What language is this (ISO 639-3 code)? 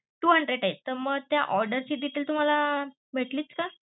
mar